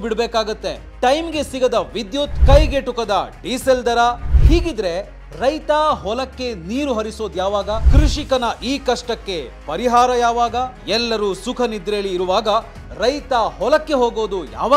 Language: Arabic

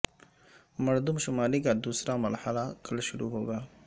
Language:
Urdu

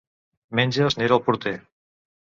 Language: Catalan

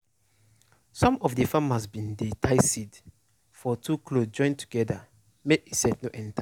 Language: Nigerian Pidgin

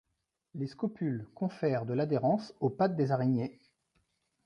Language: French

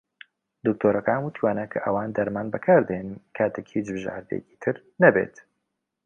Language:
Central Kurdish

